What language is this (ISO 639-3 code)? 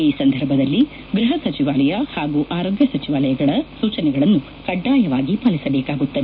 kan